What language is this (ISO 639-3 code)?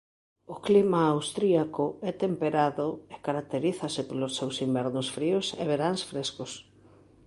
glg